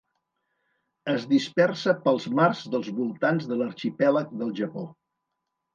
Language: Catalan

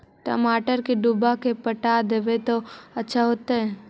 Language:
Magahi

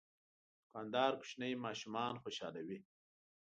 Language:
Pashto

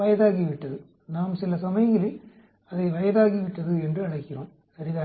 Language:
Tamil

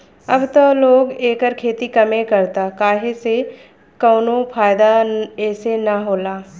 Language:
Bhojpuri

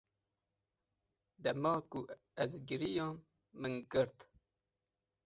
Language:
Kurdish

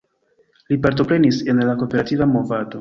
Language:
Esperanto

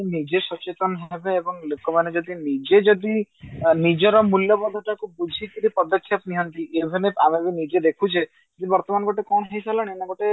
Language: Odia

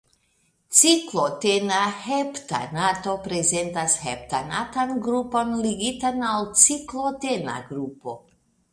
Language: Esperanto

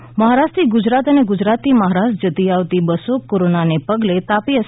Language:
Gujarati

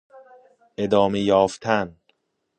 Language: Persian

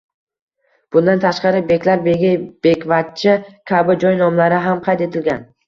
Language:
Uzbek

